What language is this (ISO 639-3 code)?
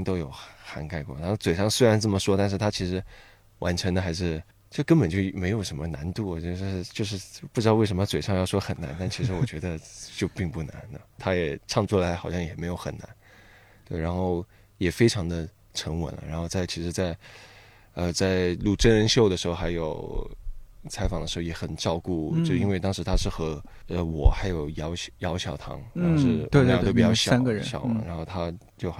zho